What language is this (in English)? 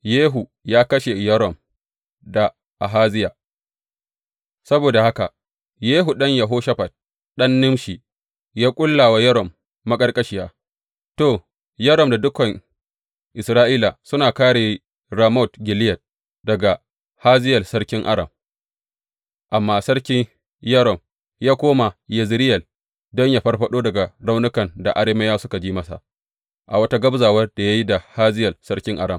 Hausa